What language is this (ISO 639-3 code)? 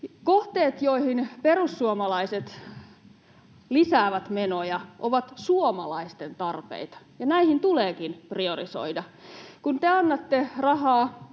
fin